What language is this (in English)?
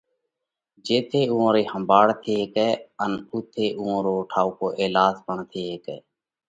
Parkari Koli